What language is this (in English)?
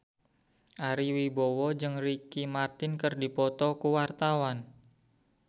Sundanese